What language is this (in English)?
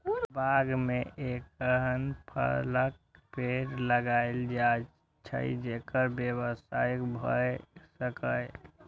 Maithili